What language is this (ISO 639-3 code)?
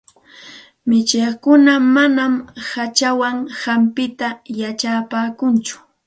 qxt